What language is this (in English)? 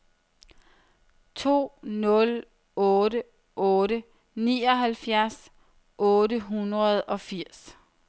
Danish